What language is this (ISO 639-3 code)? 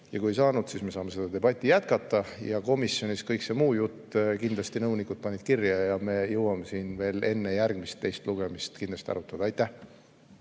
est